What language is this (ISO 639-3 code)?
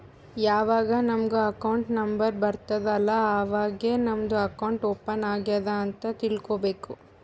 kan